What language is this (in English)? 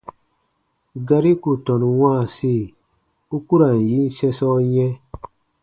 Baatonum